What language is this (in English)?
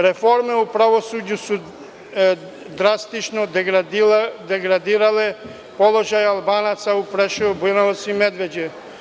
Serbian